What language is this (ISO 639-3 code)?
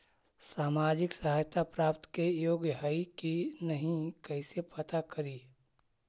mag